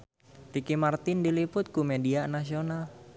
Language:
Sundanese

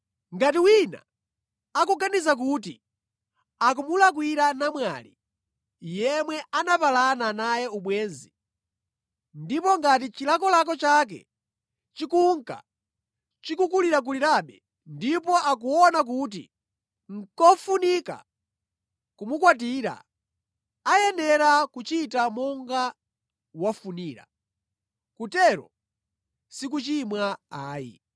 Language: Nyanja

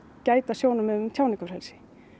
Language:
Icelandic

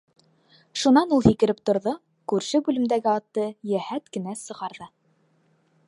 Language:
Bashkir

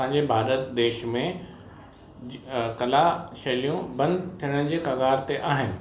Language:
Sindhi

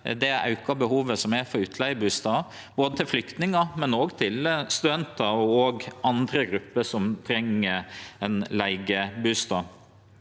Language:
Norwegian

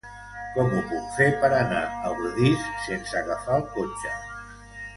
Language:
Catalan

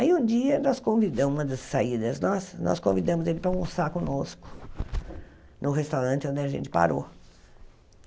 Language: Portuguese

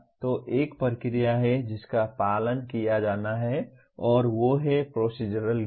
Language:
Hindi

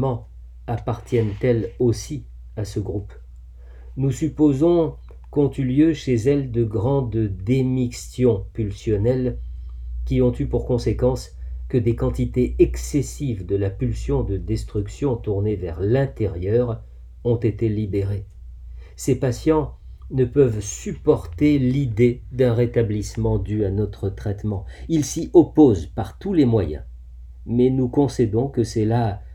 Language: French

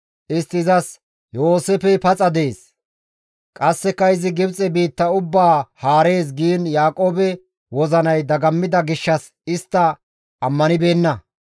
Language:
Gamo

